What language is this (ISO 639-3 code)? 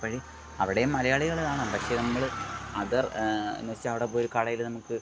mal